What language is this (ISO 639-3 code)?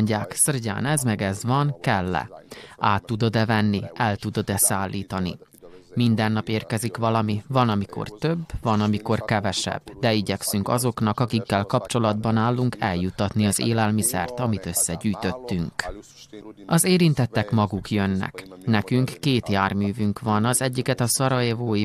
hun